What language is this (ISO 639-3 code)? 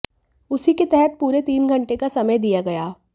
hin